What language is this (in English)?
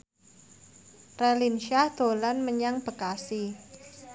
Javanese